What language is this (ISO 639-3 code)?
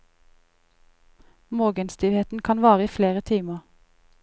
nor